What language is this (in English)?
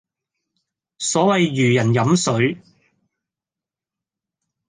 Cantonese